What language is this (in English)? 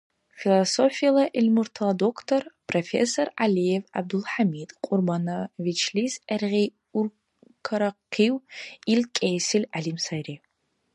Dargwa